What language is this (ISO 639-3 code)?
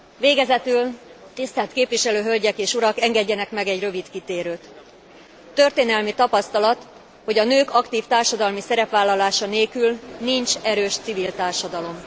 hun